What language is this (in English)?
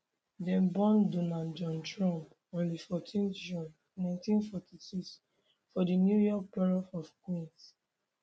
Nigerian Pidgin